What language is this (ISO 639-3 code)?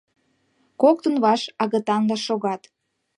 chm